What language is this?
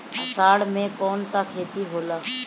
Bhojpuri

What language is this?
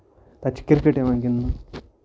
Kashmiri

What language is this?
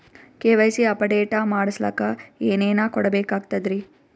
Kannada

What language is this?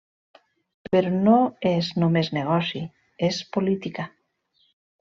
Catalan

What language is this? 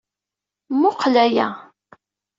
Kabyle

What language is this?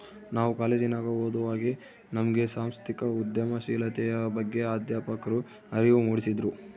Kannada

